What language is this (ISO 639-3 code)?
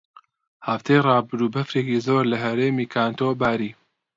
ckb